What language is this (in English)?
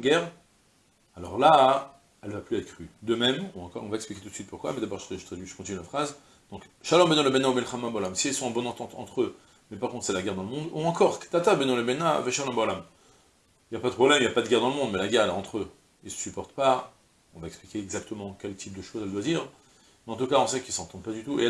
French